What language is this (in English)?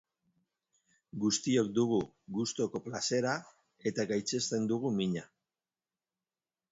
Basque